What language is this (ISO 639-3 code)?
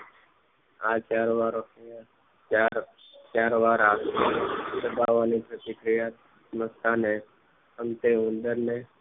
guj